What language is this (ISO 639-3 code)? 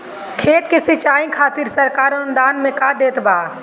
bho